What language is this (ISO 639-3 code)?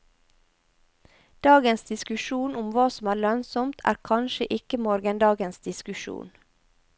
nor